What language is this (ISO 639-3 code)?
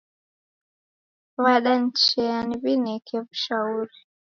dav